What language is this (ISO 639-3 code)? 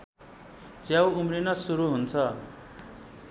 nep